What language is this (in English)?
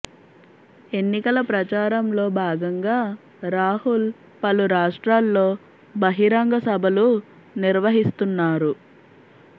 Telugu